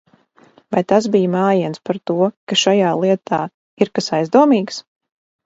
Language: Latvian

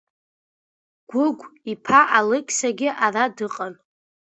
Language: Abkhazian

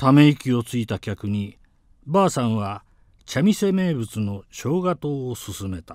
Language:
Japanese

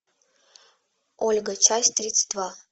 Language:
Russian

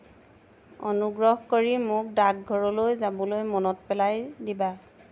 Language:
Assamese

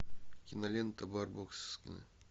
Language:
Russian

